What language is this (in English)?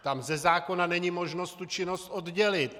Czech